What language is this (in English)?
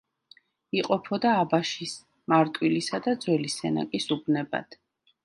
Georgian